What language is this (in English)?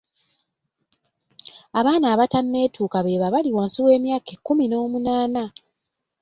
Ganda